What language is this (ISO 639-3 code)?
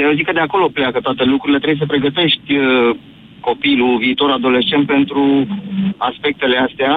ron